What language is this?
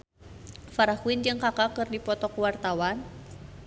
Sundanese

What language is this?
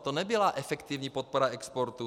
Czech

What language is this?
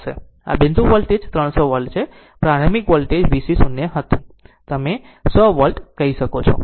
Gujarati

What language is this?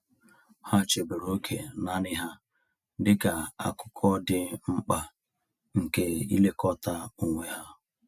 Igbo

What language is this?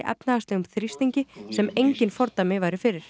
Icelandic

